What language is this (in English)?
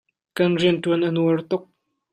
Hakha Chin